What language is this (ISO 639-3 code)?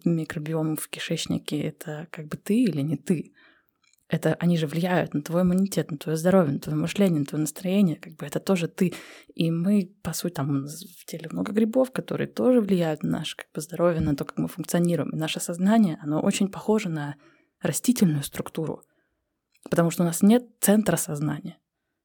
rus